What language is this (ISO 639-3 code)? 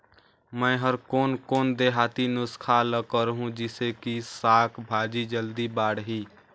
hne